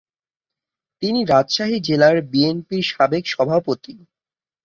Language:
Bangla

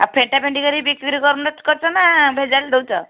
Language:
Odia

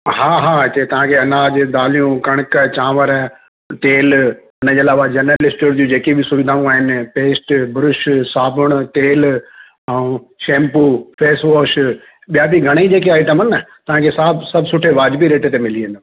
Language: Sindhi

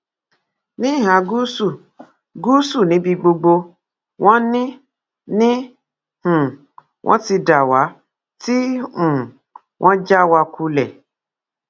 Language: Yoruba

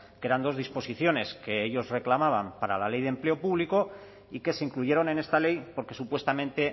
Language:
Spanish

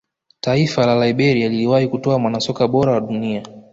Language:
Swahili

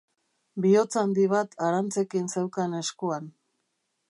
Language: Basque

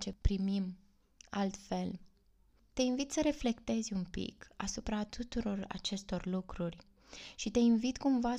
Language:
Romanian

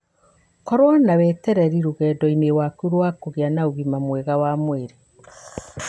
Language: Kikuyu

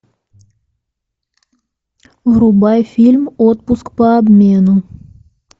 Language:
Russian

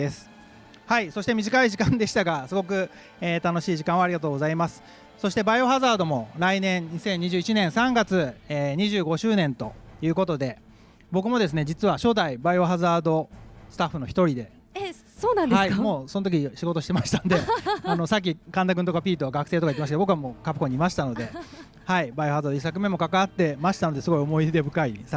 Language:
Japanese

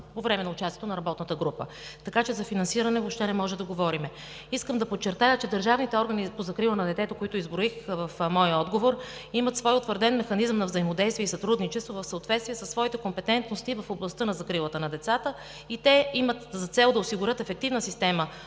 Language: Bulgarian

